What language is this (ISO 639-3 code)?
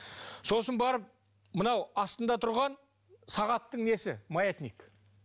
kaz